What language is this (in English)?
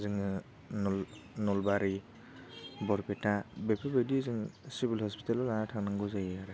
Bodo